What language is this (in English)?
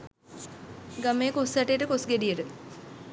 Sinhala